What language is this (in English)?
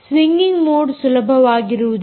Kannada